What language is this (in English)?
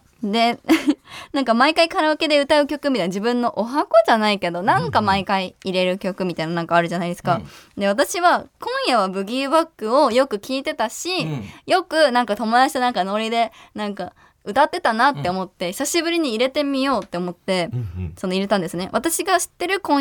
Japanese